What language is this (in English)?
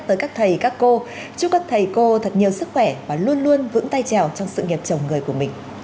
Vietnamese